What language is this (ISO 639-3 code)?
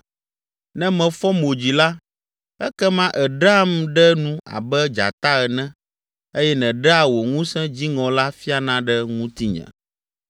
ewe